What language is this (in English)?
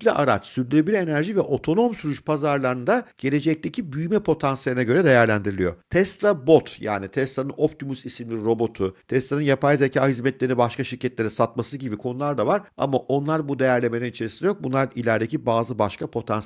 Turkish